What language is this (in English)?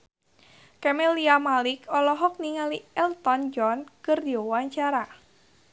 Sundanese